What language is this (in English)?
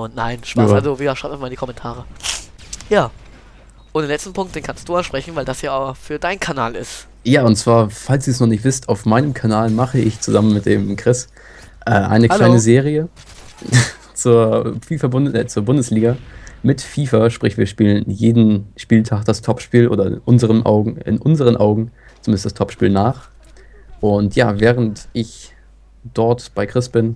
German